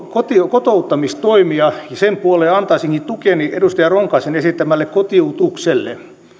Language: Finnish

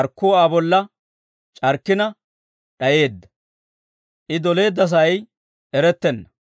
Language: Dawro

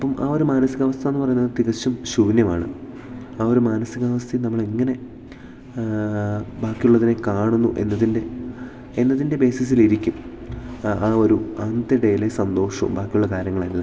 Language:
Malayalam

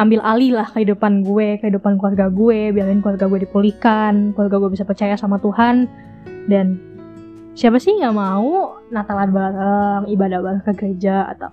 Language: Indonesian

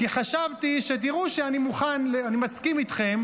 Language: Hebrew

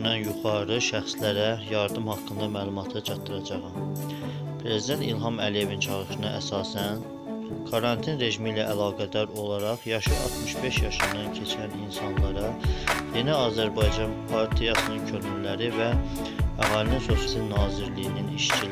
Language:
Turkish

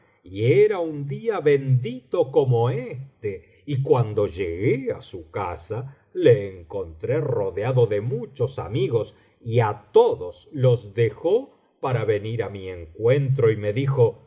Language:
Spanish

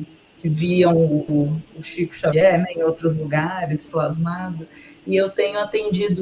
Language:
Portuguese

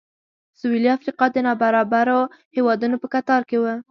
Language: Pashto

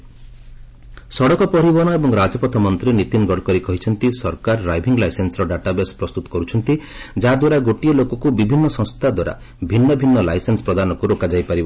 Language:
Odia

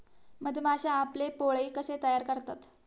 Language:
Marathi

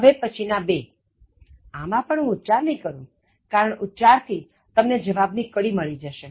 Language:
Gujarati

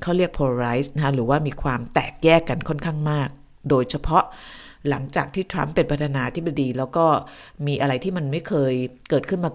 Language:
Thai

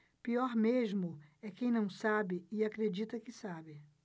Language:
Portuguese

